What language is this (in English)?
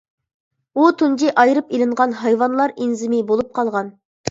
Uyghur